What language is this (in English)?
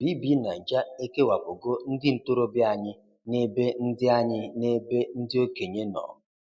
Igbo